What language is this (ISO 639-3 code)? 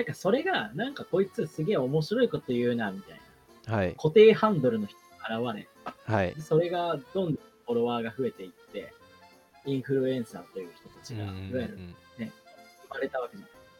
jpn